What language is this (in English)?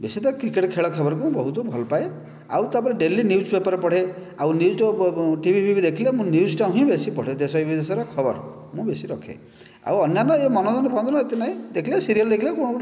Odia